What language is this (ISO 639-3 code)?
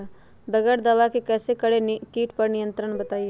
mag